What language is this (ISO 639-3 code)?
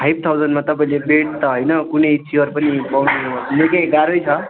nep